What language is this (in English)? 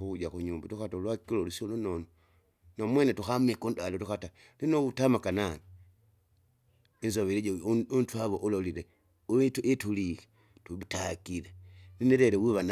Kinga